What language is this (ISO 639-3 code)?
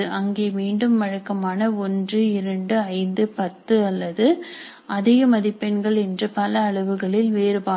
tam